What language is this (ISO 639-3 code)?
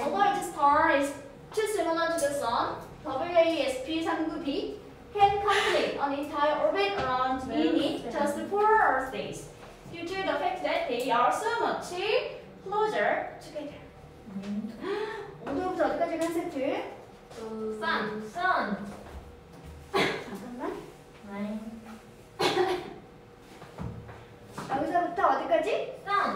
kor